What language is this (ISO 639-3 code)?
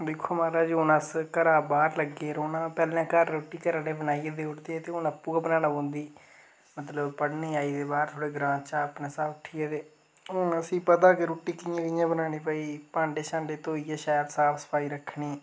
doi